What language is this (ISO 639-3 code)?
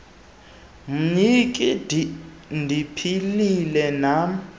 xho